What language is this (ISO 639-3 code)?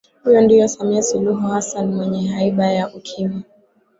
swa